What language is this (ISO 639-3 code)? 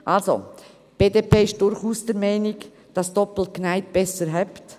gsw